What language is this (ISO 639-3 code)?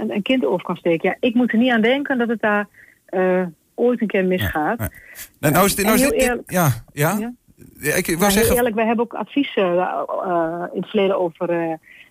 nld